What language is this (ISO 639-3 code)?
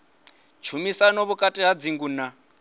ven